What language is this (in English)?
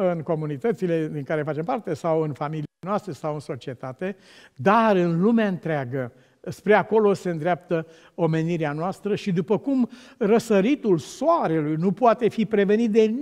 Romanian